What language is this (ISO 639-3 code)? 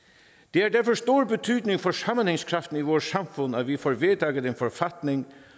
dan